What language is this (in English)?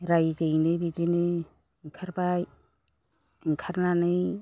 Bodo